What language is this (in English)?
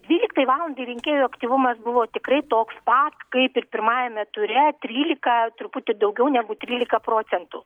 Lithuanian